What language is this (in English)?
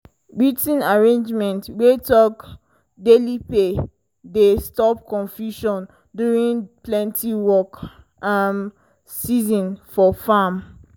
Nigerian Pidgin